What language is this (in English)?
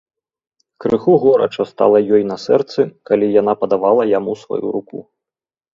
Belarusian